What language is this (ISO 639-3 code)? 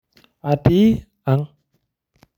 mas